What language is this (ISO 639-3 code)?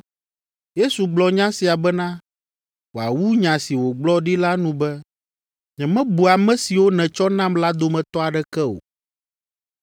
ewe